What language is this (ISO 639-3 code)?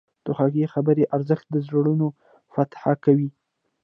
pus